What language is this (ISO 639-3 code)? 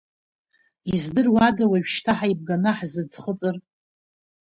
abk